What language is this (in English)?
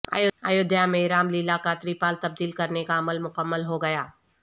Urdu